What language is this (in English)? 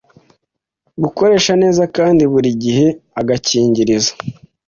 Kinyarwanda